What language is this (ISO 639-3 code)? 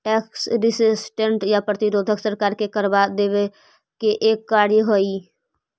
mag